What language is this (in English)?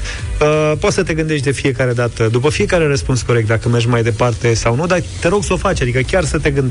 Romanian